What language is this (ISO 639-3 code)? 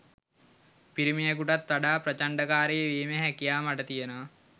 sin